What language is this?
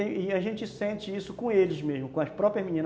Portuguese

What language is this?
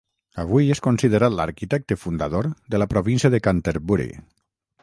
Catalan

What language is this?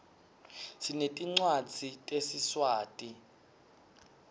Swati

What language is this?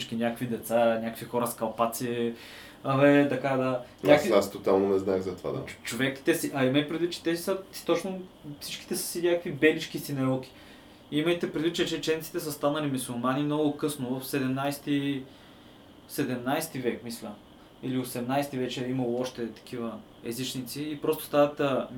Bulgarian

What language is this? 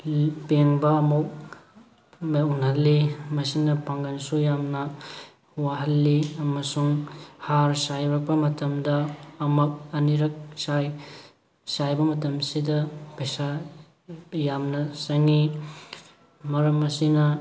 Manipuri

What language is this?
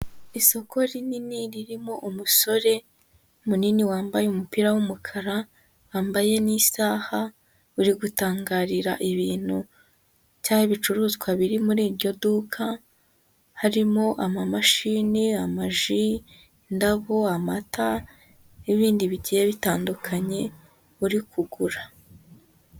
Kinyarwanda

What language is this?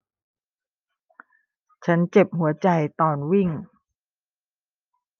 Thai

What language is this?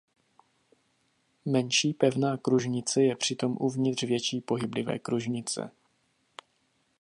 Czech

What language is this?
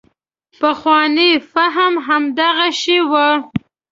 Pashto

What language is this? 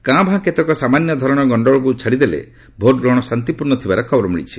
Odia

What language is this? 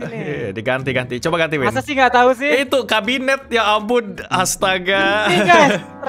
Indonesian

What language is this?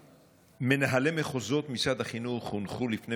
Hebrew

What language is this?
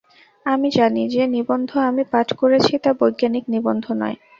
Bangla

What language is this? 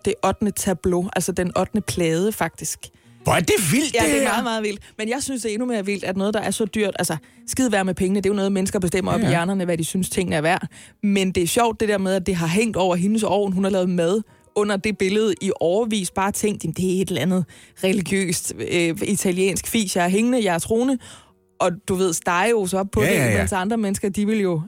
Danish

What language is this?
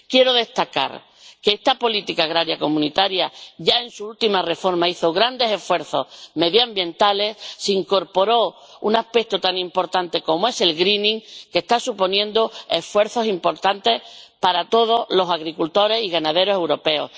Spanish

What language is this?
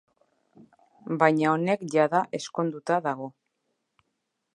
Basque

